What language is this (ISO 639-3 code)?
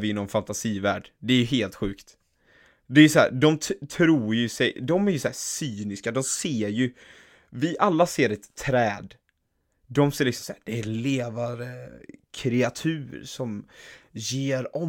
swe